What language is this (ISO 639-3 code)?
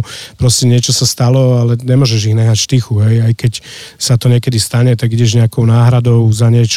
slk